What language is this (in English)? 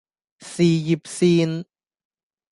Cantonese